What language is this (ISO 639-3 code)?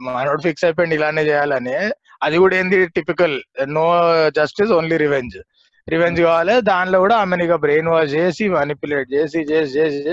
tel